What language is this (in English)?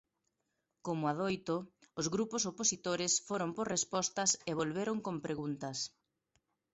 Galician